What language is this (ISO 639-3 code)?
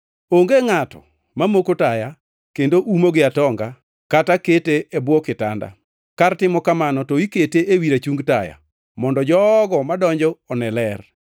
luo